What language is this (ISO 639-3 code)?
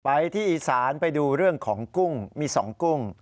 tha